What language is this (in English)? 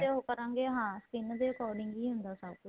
Punjabi